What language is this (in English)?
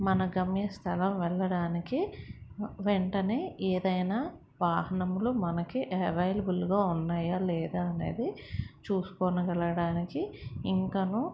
Telugu